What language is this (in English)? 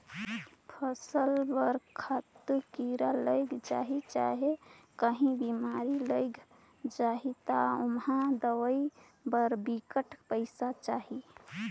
Chhattisgarhi